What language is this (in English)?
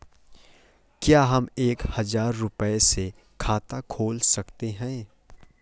Hindi